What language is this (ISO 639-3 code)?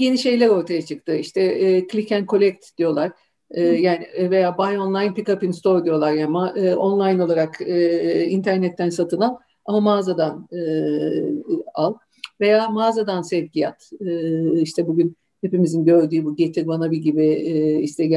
tur